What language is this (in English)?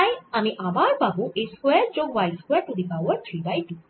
Bangla